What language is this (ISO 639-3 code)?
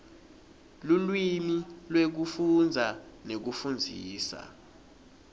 ssw